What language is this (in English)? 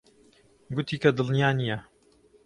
Central Kurdish